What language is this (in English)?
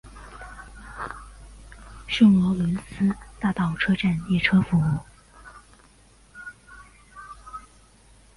Chinese